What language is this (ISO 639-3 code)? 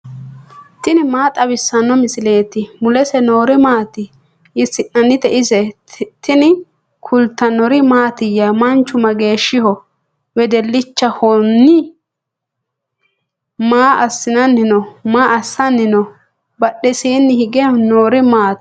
sid